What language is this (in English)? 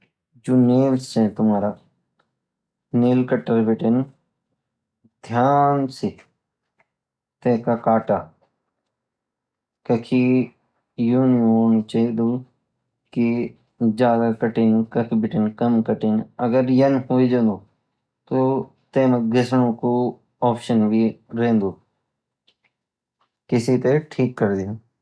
Garhwali